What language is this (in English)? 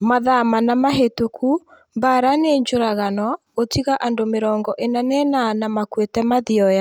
Kikuyu